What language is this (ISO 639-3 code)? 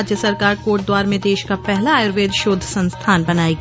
hin